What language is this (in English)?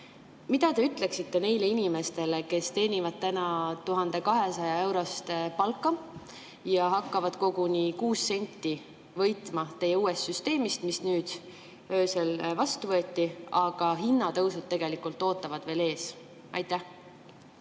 Estonian